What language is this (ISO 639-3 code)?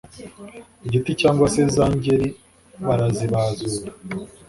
kin